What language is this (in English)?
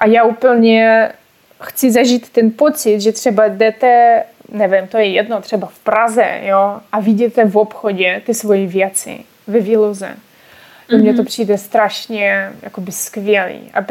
Czech